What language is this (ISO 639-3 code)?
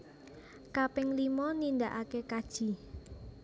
jav